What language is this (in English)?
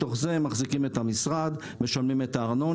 Hebrew